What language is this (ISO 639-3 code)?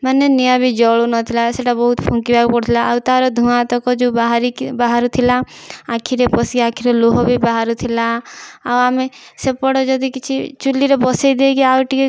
ori